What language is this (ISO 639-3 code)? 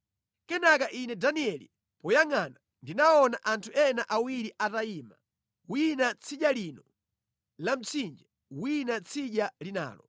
nya